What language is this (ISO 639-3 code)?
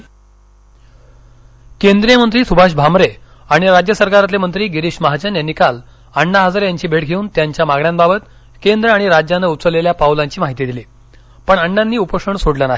mar